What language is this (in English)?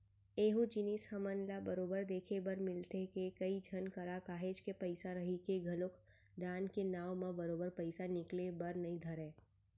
Chhattisgarhi